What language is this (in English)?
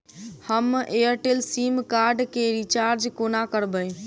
Maithili